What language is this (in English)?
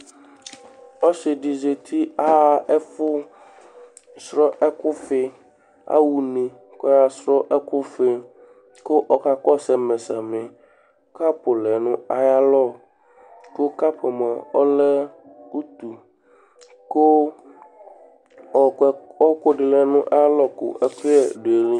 Ikposo